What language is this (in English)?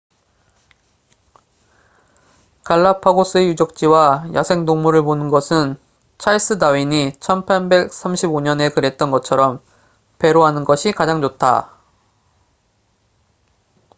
Korean